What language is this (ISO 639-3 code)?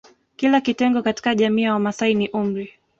swa